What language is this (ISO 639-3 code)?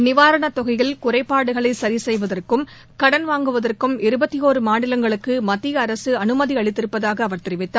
tam